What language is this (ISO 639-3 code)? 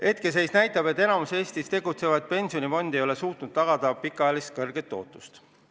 est